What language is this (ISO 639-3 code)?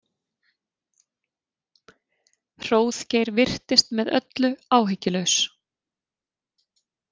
isl